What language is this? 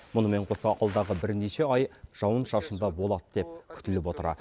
Kazakh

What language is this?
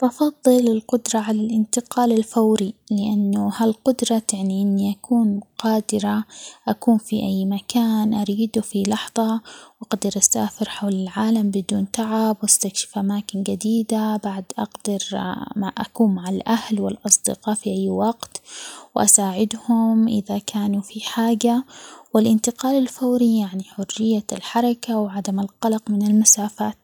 Omani Arabic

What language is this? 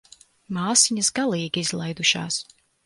Latvian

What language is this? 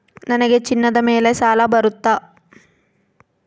Kannada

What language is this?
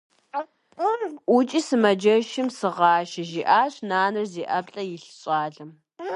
Kabardian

